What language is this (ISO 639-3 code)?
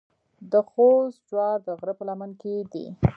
pus